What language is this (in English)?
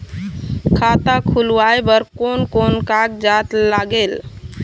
Chhattisgarhi